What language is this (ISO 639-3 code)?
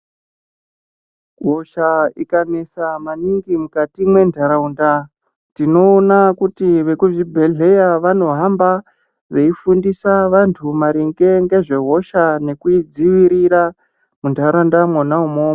ndc